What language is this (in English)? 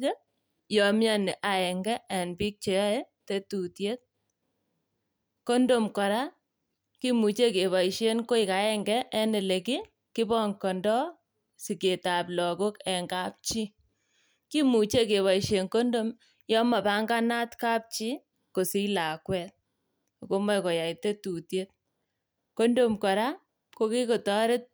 Kalenjin